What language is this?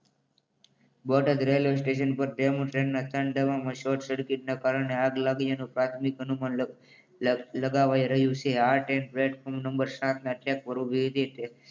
Gujarati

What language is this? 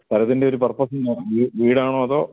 Malayalam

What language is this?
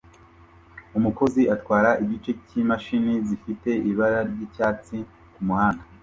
Kinyarwanda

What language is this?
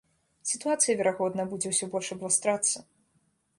Belarusian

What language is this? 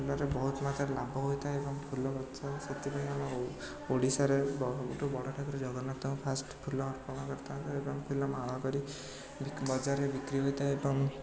Odia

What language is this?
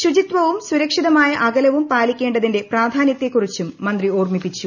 Malayalam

